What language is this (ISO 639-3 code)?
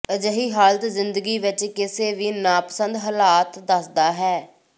pan